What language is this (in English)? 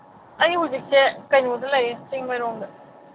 Manipuri